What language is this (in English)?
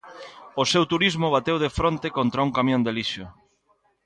Galician